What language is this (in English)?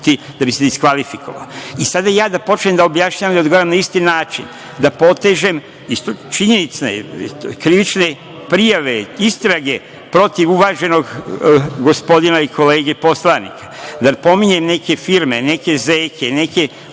Serbian